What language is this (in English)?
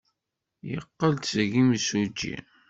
Kabyle